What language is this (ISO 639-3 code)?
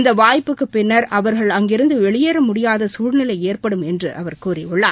tam